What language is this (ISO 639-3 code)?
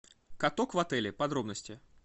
rus